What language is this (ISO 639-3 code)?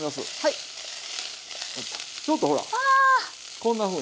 jpn